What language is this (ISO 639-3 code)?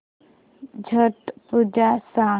mar